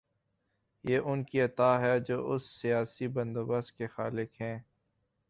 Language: Urdu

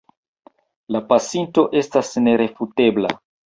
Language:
Esperanto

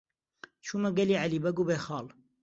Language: Central Kurdish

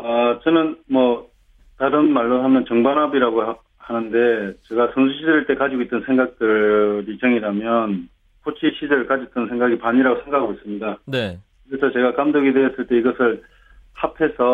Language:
Korean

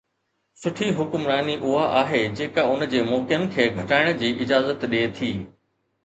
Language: Sindhi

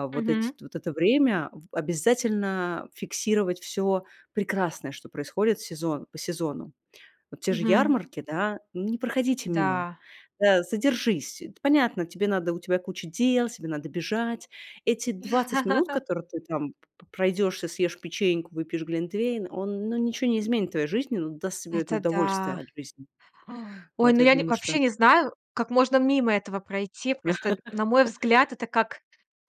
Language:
Russian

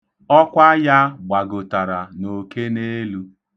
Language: Igbo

